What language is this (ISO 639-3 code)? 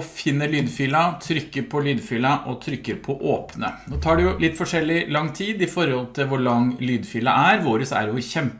nor